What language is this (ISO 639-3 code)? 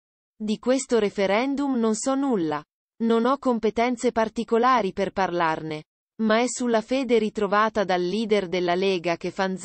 ita